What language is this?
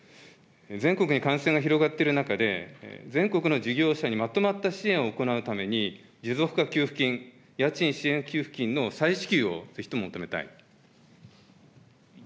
Japanese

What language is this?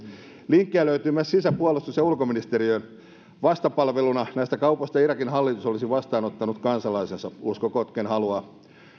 Finnish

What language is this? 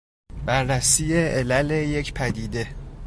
Persian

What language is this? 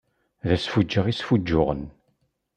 Kabyle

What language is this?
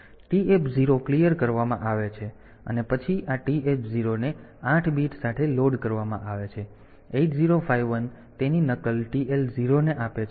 Gujarati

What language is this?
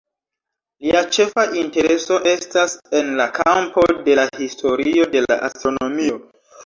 Esperanto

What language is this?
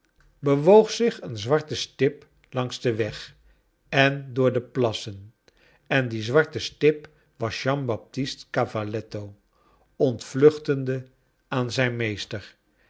Dutch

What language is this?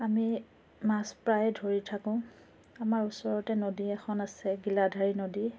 Assamese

